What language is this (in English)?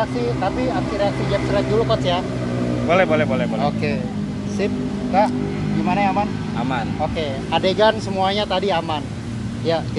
Indonesian